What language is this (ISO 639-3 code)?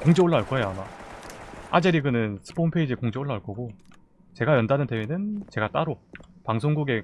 kor